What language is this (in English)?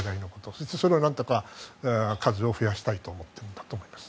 Japanese